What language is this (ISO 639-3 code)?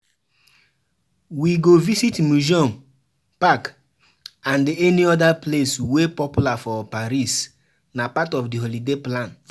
pcm